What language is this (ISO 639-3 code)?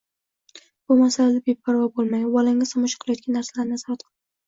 uzb